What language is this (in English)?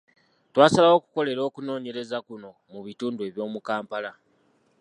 Ganda